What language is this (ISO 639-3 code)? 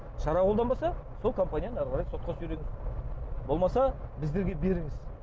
kaz